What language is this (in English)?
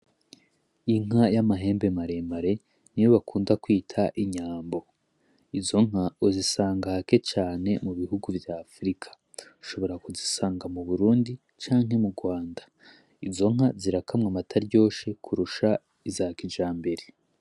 Rundi